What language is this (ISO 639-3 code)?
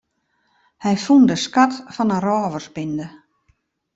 fry